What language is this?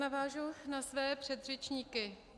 Czech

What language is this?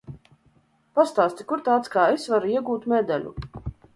Latvian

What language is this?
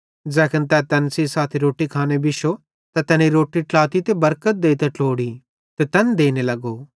Bhadrawahi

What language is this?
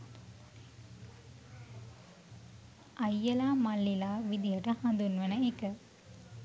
Sinhala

